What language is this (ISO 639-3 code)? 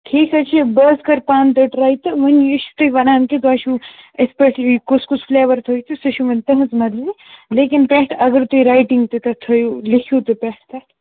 kas